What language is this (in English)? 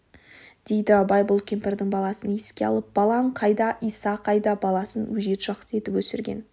Kazakh